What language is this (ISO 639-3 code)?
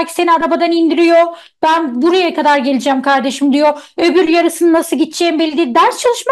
tur